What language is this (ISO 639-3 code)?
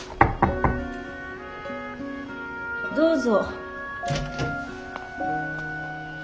jpn